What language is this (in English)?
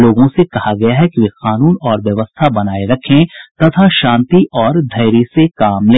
Hindi